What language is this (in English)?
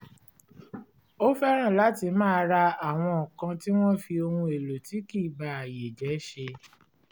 Yoruba